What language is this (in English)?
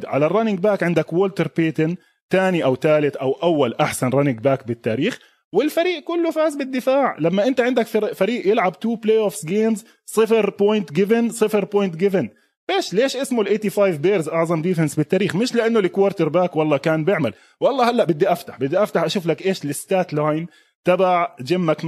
Arabic